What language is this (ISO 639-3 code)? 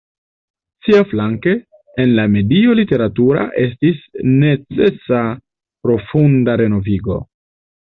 epo